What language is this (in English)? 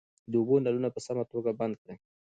Pashto